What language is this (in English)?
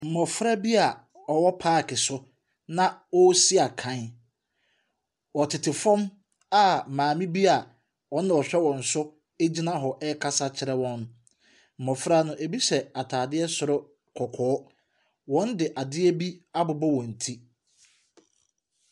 Akan